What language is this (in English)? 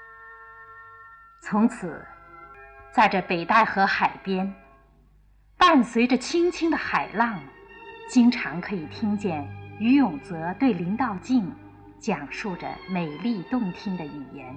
Chinese